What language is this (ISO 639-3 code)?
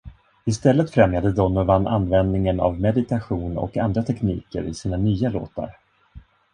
swe